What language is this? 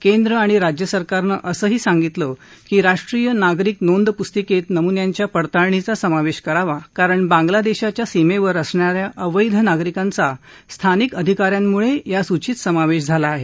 Marathi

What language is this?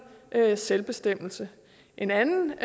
Danish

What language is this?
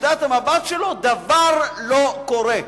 Hebrew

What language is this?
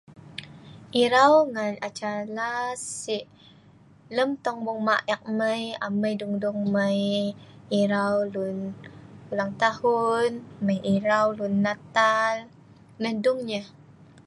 Sa'ban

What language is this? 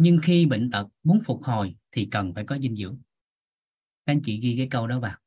Vietnamese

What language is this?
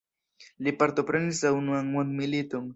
Esperanto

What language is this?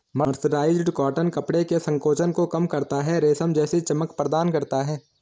Hindi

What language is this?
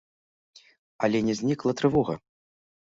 Belarusian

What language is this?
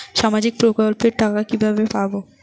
Bangla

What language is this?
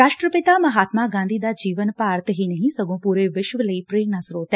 Punjabi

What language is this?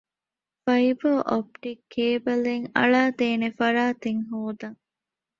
Divehi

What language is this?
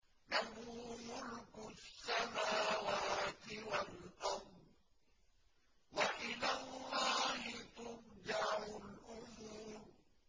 Arabic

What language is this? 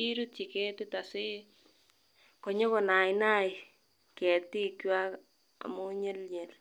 Kalenjin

